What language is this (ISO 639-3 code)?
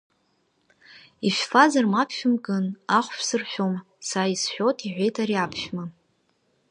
abk